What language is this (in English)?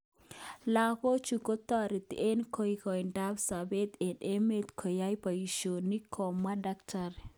Kalenjin